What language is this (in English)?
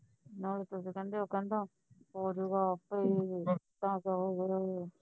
Punjabi